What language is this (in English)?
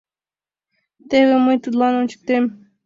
Mari